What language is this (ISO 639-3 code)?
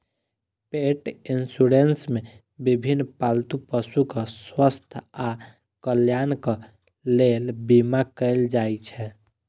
mai